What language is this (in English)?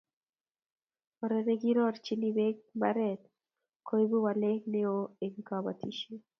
Kalenjin